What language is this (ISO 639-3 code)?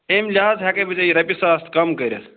kas